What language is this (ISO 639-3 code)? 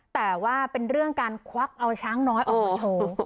tha